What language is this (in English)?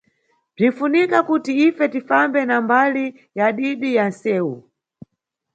Nyungwe